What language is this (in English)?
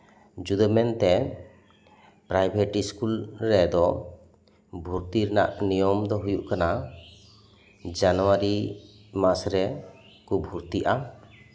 Santali